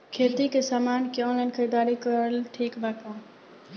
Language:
Bhojpuri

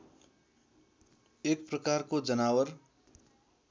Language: Nepali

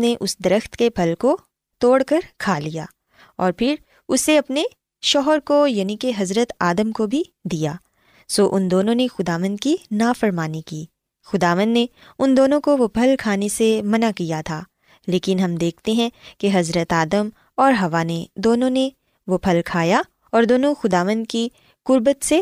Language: Urdu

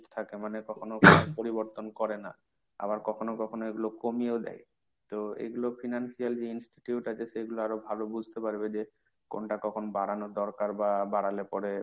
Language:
Bangla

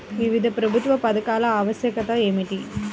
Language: Telugu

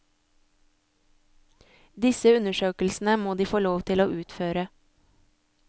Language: Norwegian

